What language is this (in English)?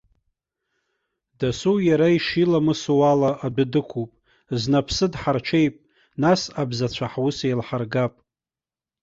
Abkhazian